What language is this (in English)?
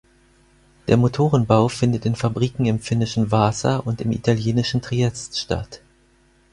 German